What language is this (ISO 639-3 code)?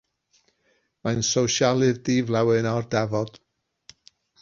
cym